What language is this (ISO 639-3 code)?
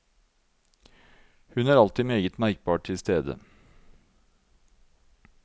nor